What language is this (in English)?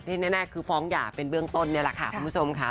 Thai